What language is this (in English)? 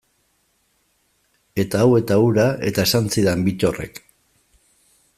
Basque